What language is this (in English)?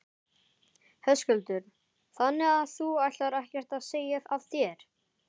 Icelandic